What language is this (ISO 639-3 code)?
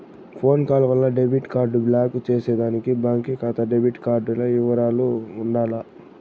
tel